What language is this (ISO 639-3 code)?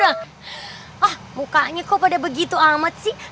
ind